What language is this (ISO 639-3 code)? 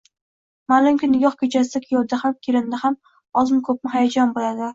uzb